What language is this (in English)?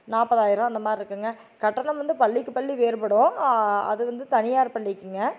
Tamil